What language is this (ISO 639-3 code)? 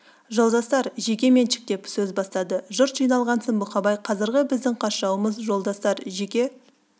kaz